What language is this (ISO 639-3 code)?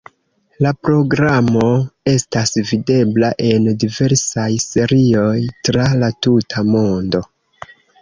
epo